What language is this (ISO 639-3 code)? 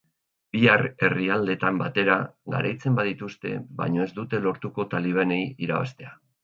eus